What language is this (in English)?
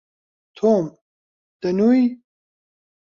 Central Kurdish